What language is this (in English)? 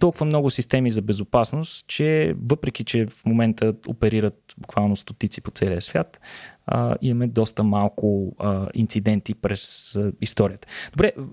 Bulgarian